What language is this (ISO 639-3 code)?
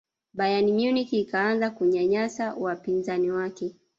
swa